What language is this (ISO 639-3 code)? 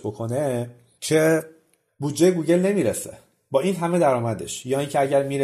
fas